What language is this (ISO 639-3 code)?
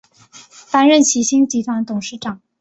zho